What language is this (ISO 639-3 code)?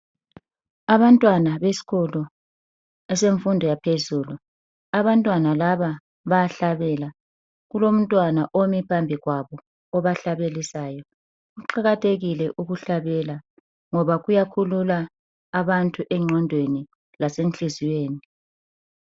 nde